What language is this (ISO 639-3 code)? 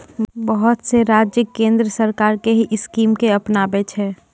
mai